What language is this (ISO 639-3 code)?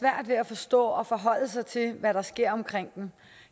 dan